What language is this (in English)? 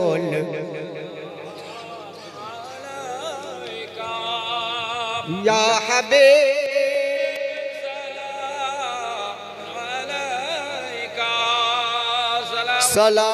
Bangla